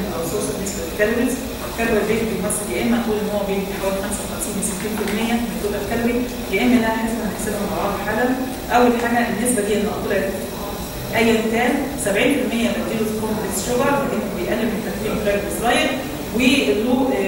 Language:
Arabic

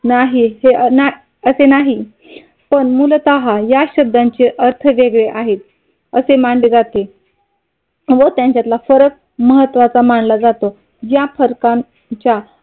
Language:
Marathi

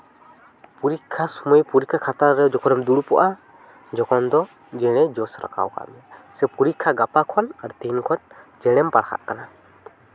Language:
Santali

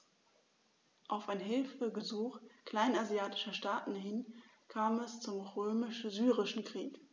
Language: German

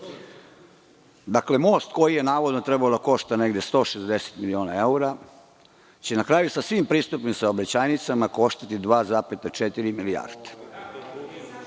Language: Serbian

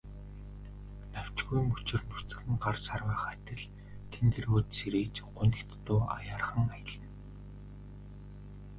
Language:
Mongolian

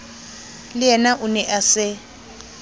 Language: Southern Sotho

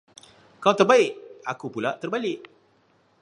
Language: Malay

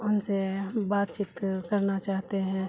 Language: Urdu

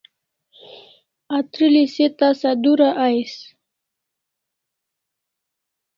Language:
Kalasha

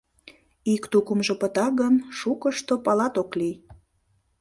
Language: Mari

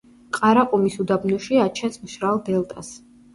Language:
Georgian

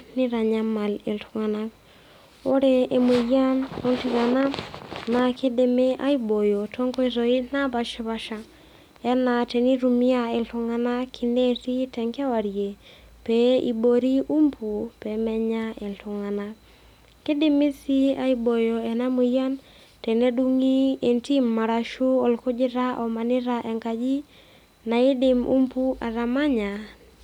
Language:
Masai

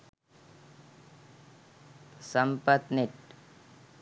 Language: Sinhala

